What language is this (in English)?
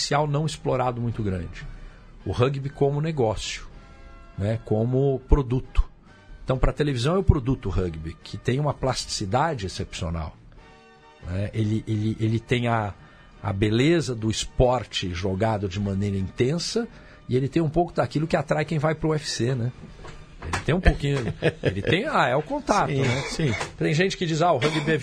Portuguese